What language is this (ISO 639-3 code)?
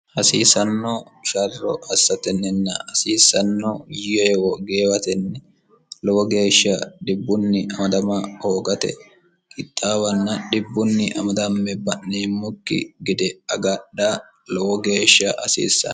sid